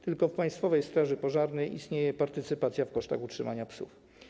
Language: Polish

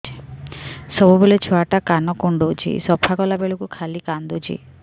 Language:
Odia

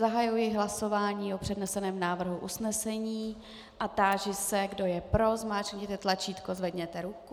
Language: Czech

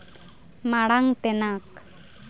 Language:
Santali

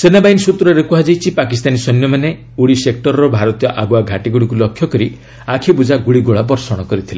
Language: Odia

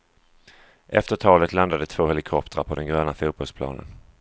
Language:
Swedish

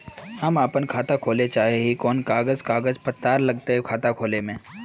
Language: Magahi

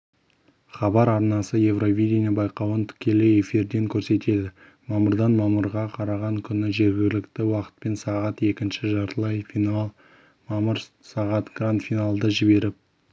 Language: Kazakh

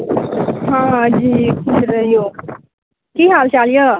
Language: Maithili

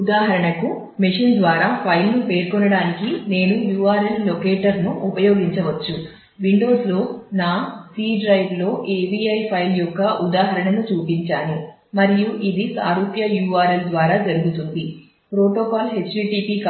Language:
Telugu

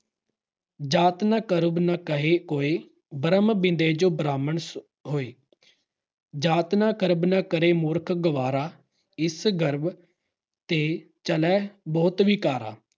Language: Punjabi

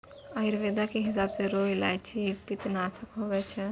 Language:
Maithili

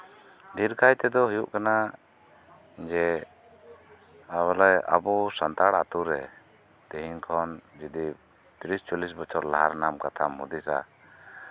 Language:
Santali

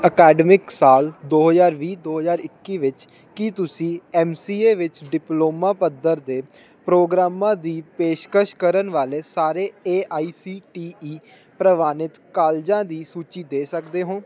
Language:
Punjabi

